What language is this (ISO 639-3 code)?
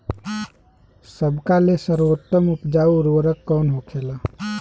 bho